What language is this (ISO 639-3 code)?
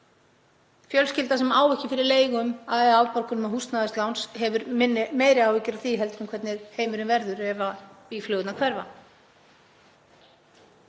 isl